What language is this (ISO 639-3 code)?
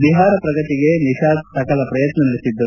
kan